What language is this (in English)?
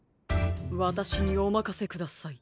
Japanese